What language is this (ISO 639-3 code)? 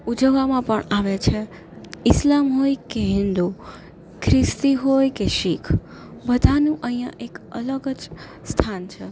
guj